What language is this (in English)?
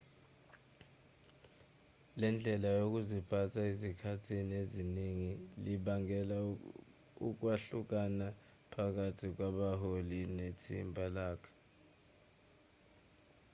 Zulu